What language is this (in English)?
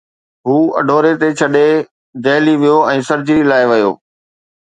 Sindhi